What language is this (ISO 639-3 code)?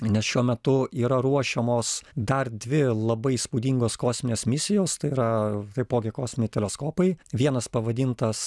lit